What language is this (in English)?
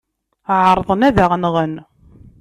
Kabyle